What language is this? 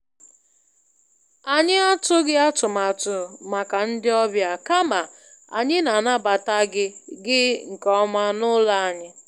Igbo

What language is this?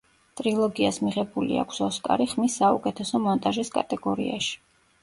Georgian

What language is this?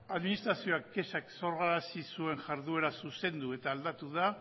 Basque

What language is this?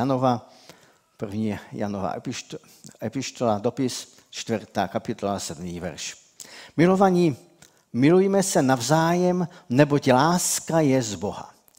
Czech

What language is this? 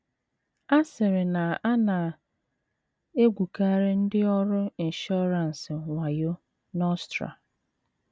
Igbo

